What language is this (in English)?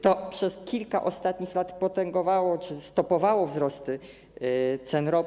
Polish